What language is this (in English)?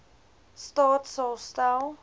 Afrikaans